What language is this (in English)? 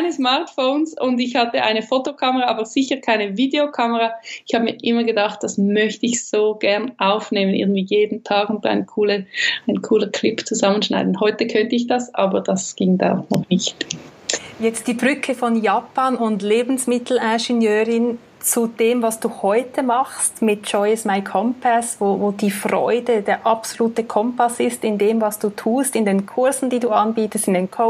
German